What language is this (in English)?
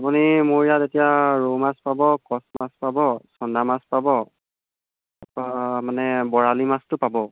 Assamese